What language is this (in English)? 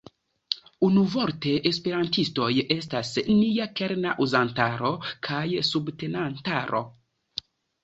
Esperanto